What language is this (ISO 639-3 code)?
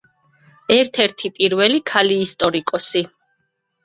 kat